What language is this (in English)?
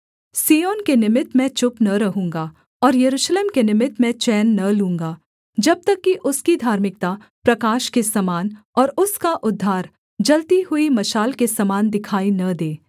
Hindi